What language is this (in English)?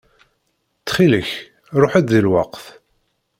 Kabyle